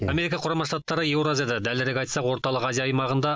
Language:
Kazakh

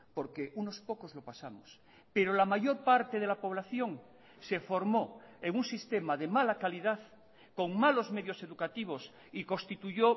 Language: Spanish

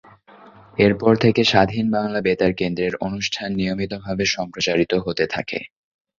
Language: Bangla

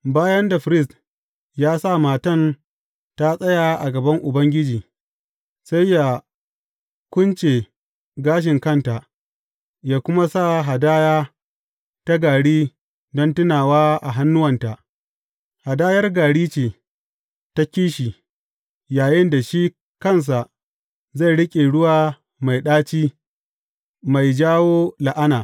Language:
Hausa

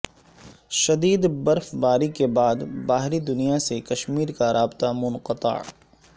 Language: Urdu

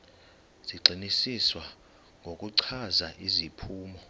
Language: Xhosa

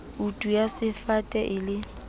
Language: Southern Sotho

